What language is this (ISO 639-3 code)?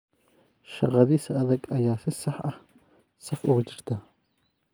som